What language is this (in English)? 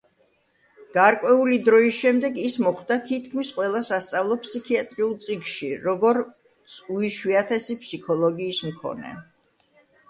Georgian